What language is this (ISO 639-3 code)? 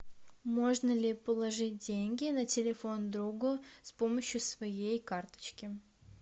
rus